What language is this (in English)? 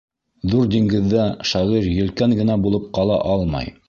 Bashkir